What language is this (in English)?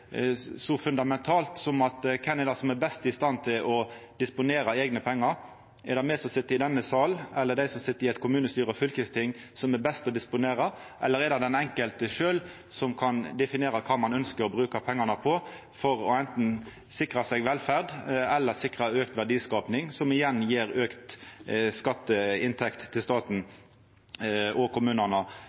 Norwegian Nynorsk